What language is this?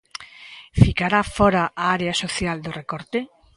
Galician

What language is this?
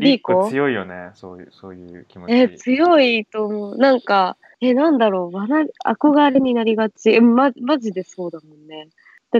Japanese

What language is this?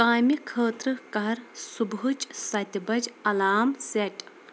Kashmiri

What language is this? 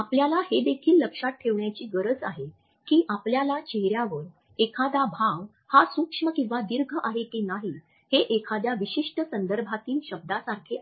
Marathi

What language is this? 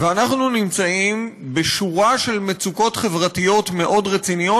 Hebrew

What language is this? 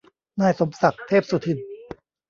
Thai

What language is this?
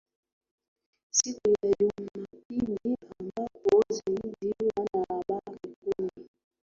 Swahili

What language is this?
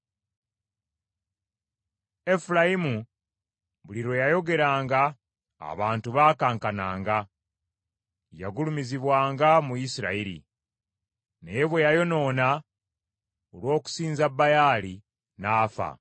Ganda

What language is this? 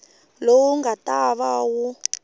Tsonga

